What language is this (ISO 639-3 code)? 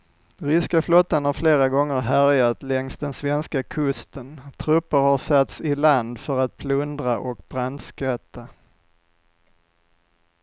swe